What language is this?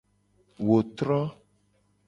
Gen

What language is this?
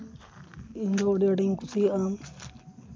Santali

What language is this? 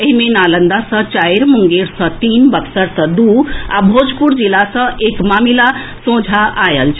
Maithili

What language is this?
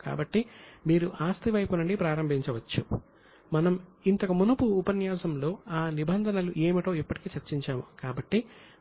Telugu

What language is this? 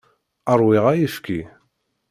Kabyle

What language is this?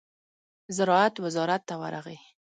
Pashto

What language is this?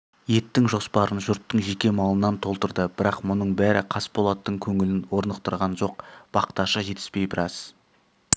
Kazakh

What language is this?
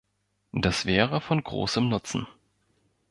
German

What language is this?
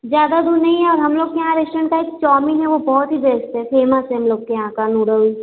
Hindi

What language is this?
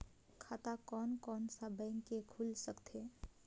Chhattisgarhi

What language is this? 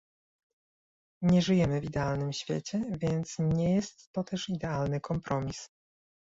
Polish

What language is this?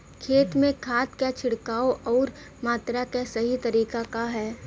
Bhojpuri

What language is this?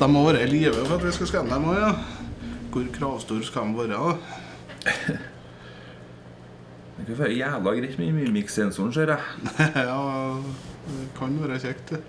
Norwegian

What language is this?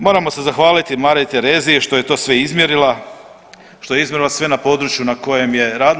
Croatian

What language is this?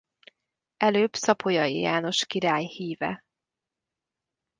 Hungarian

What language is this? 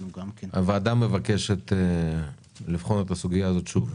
Hebrew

